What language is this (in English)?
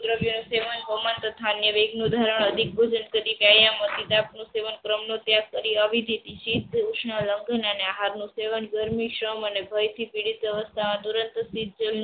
Gujarati